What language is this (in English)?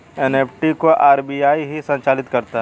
Hindi